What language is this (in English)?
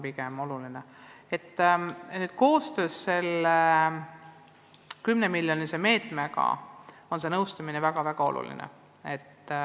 Estonian